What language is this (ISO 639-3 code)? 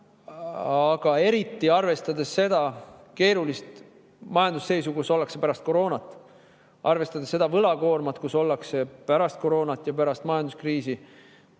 est